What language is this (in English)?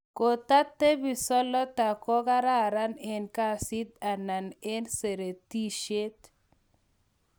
Kalenjin